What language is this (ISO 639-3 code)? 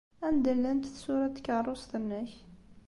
kab